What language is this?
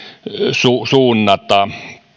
Finnish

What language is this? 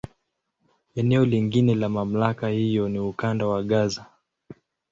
Swahili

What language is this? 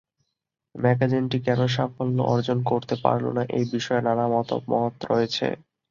Bangla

